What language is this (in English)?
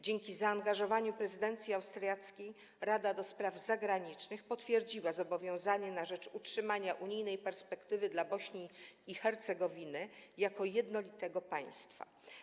Polish